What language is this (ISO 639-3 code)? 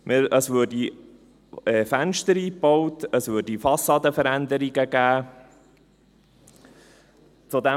gsw